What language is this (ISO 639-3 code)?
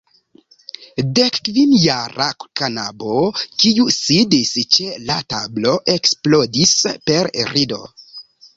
epo